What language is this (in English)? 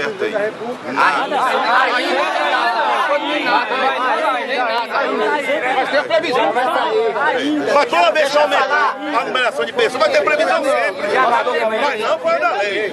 Portuguese